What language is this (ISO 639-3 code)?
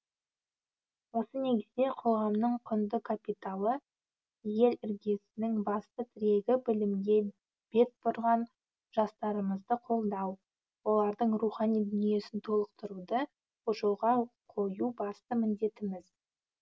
kaz